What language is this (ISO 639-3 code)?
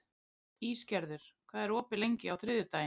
isl